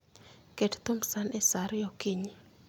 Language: Luo (Kenya and Tanzania)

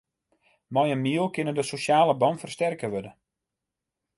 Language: Western Frisian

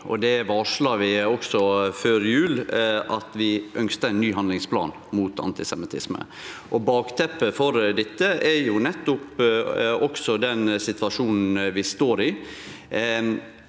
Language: Norwegian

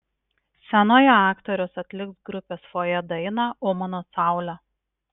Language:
Lithuanian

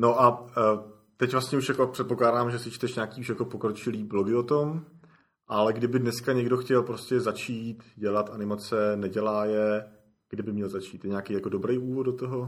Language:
Czech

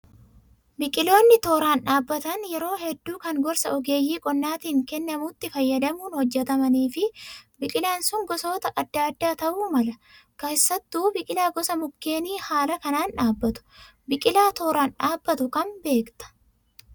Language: Oromo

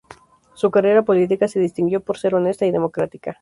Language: Spanish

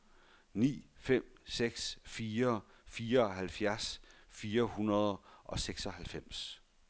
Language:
Danish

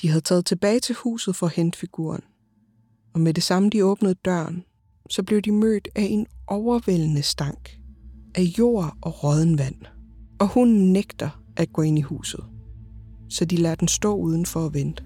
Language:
Danish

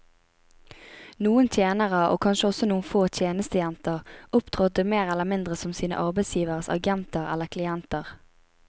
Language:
Norwegian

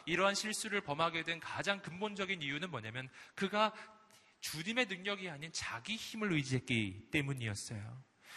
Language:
Korean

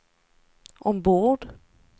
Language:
Swedish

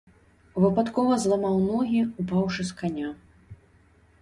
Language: Belarusian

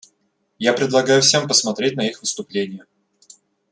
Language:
Russian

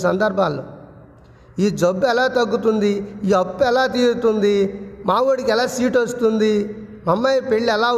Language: Telugu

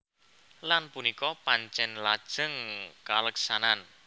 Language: Javanese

